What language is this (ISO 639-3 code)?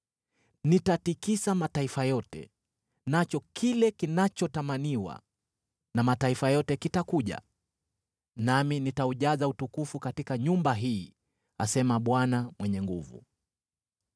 swa